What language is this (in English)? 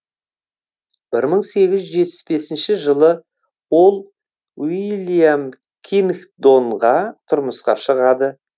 Kazakh